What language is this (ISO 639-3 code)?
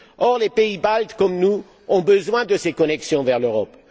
fra